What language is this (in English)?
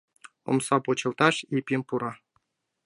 Mari